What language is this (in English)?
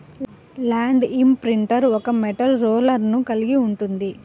Telugu